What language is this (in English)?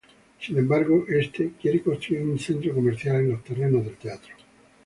Spanish